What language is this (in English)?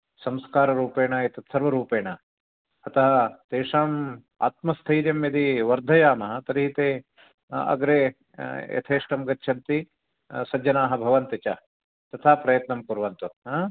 Sanskrit